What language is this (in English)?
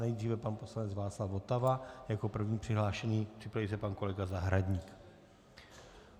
Czech